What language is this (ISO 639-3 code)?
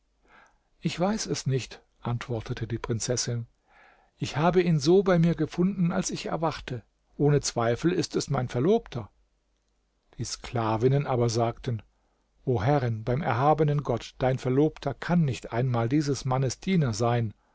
deu